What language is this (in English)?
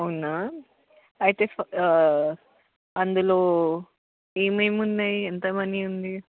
Telugu